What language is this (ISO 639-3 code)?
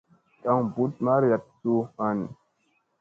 mse